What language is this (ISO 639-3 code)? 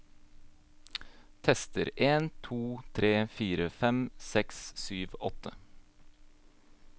nor